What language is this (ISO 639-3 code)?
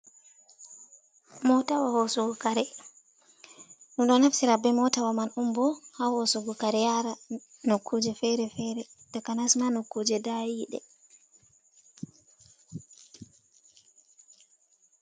ful